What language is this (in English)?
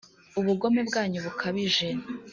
Kinyarwanda